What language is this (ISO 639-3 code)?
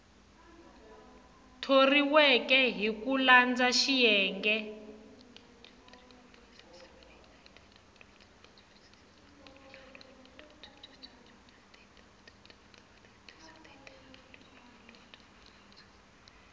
tso